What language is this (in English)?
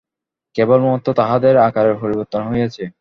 Bangla